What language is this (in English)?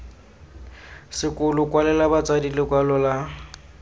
Tswana